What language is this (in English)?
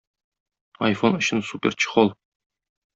Tatar